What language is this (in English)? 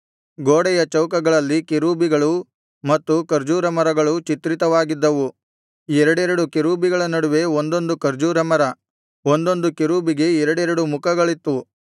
Kannada